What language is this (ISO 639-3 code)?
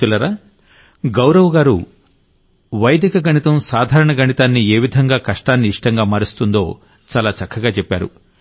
tel